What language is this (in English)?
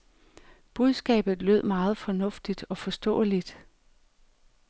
Danish